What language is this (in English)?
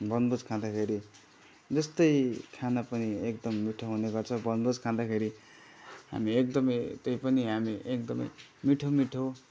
Nepali